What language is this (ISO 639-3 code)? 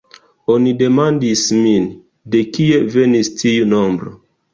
epo